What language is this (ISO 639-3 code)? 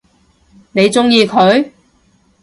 yue